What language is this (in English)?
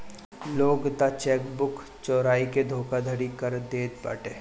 Bhojpuri